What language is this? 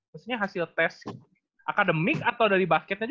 Indonesian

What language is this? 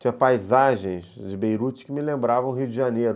Portuguese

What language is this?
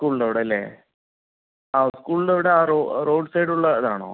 Malayalam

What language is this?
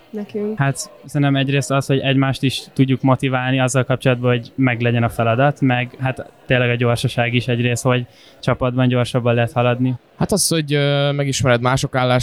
Hungarian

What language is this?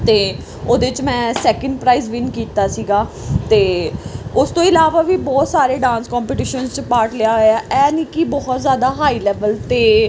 Punjabi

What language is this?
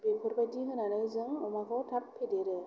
Bodo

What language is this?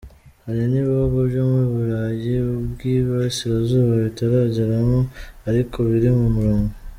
Kinyarwanda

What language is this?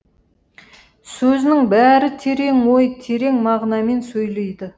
Kazakh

